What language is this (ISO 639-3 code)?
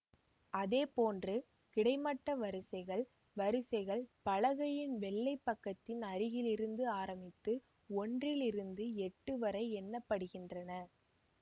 tam